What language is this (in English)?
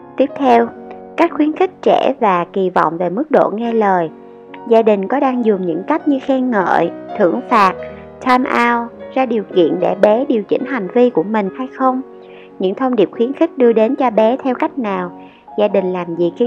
Vietnamese